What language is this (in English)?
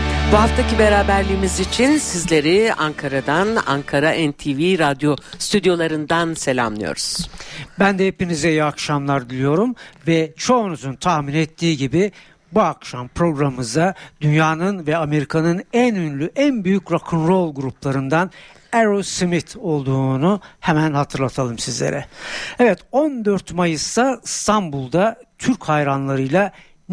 Turkish